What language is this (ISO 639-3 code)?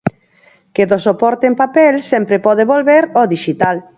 glg